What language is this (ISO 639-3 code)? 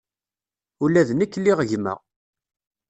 kab